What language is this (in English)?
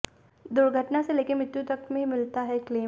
Hindi